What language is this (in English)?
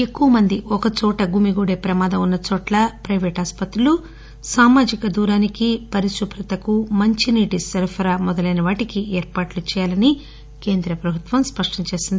Telugu